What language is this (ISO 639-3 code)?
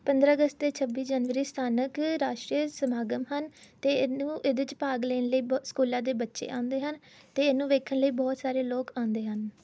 pan